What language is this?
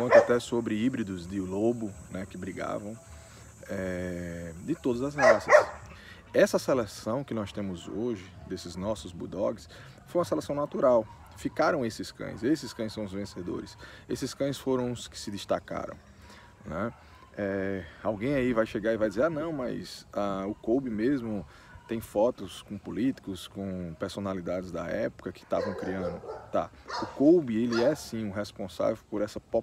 Portuguese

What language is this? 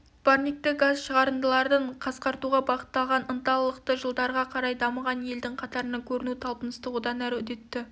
Kazakh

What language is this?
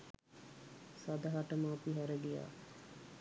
Sinhala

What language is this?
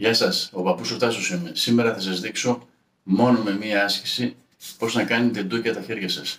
Greek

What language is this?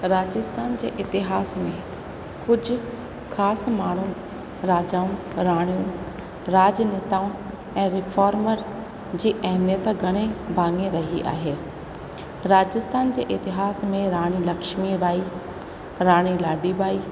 Sindhi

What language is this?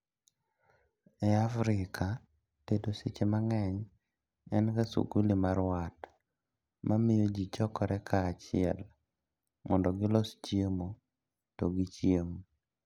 Luo (Kenya and Tanzania)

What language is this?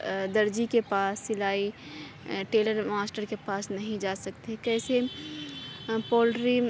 Urdu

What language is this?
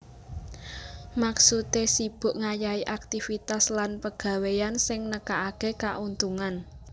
Javanese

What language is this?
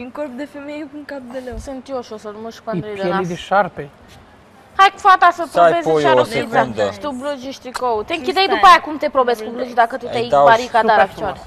Romanian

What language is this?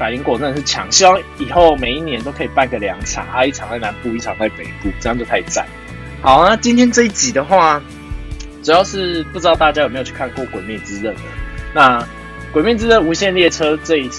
Chinese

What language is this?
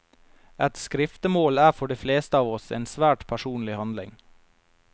Norwegian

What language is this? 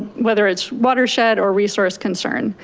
English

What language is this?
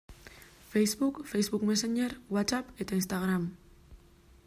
Basque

